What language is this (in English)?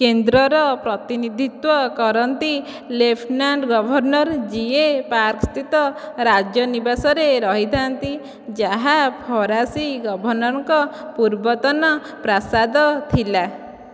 Odia